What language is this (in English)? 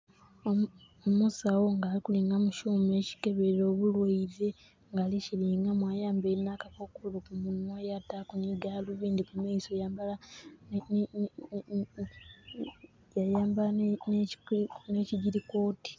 Soga